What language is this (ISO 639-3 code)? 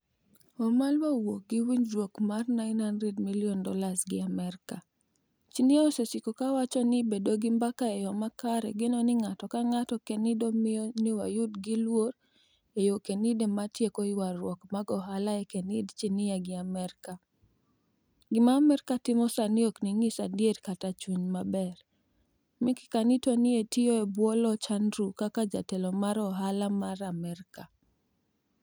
luo